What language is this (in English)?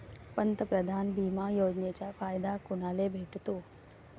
Marathi